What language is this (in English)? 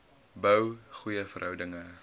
Afrikaans